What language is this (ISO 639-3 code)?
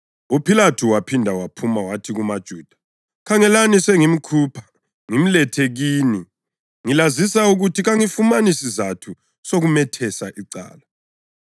nde